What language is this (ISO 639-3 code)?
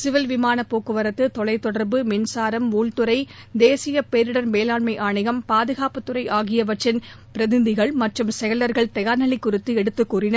tam